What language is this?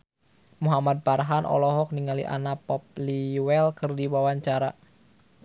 Sundanese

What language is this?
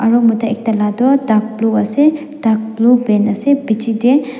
Naga Pidgin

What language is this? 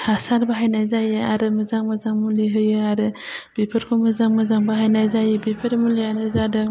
Bodo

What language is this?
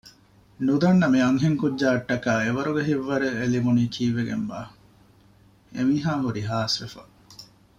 Divehi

